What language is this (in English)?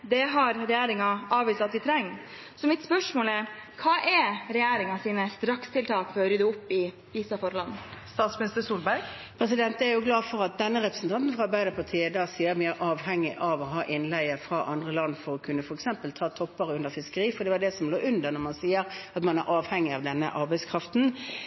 Norwegian Bokmål